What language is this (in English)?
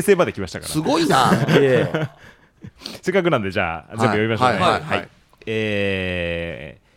Japanese